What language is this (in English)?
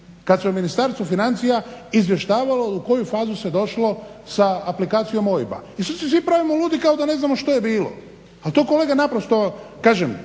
Croatian